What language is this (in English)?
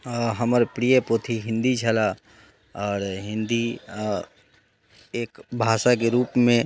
Maithili